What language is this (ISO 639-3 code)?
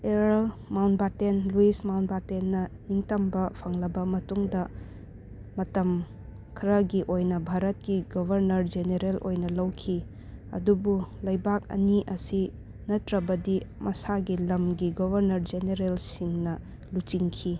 mni